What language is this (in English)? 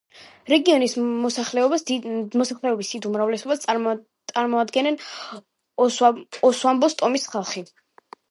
Georgian